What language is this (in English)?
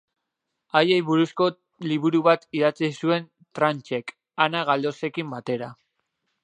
Basque